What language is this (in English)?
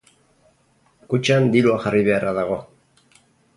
Basque